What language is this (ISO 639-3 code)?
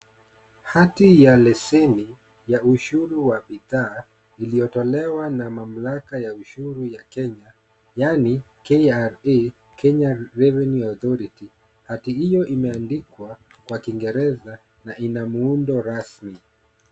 swa